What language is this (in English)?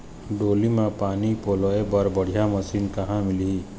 Chhattisgarhi